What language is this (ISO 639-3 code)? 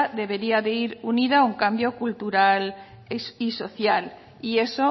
spa